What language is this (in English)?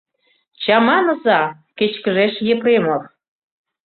Mari